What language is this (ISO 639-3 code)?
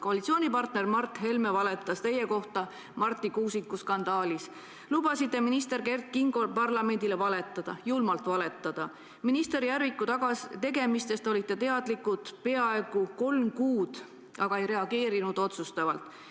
est